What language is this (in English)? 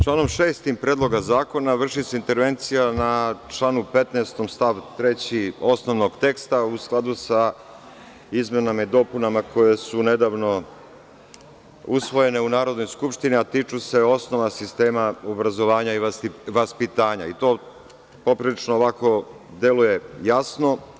Serbian